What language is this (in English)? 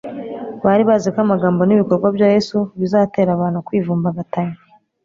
Kinyarwanda